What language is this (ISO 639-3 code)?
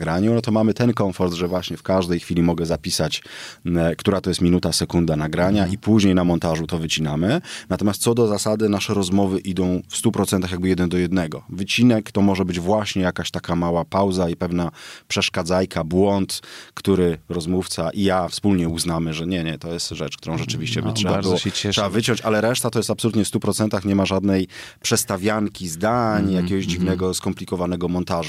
pol